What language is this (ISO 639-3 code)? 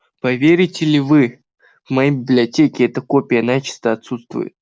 rus